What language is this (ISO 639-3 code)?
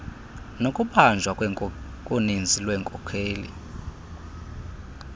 xho